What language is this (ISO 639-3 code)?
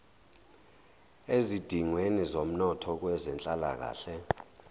zul